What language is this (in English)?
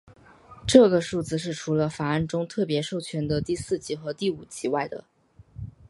Chinese